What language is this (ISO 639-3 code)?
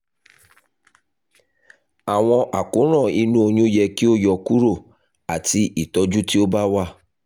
yor